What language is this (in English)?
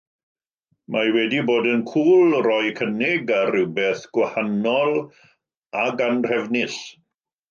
Welsh